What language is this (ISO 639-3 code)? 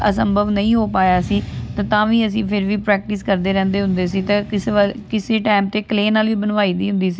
pan